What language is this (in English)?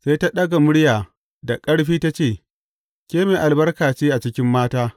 Hausa